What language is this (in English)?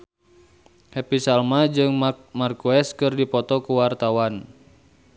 Sundanese